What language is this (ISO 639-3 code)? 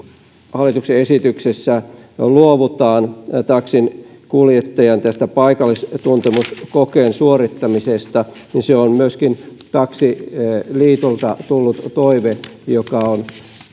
fin